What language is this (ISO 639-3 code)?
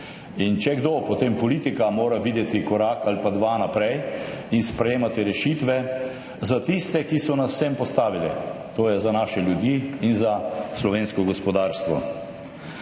slv